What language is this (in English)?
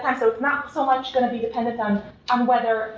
English